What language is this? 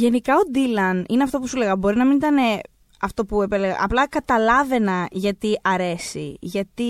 Greek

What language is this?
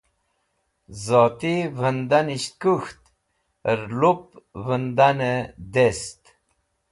Wakhi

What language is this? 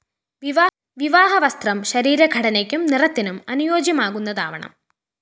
Malayalam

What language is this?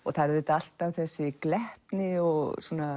Icelandic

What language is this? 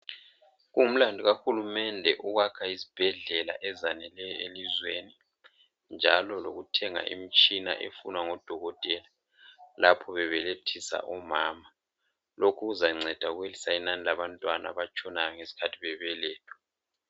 North Ndebele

